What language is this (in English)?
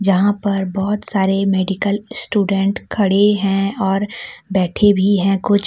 Hindi